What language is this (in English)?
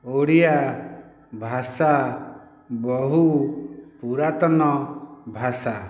Odia